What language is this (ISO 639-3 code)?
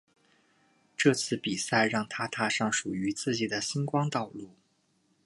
zho